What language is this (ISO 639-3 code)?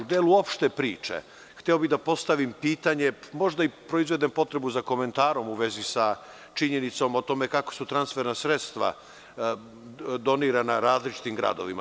srp